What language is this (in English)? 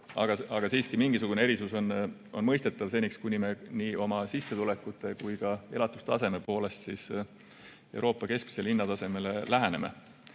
Estonian